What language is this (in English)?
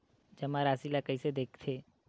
Chhattisgarhi